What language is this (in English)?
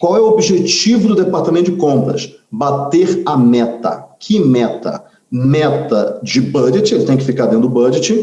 Portuguese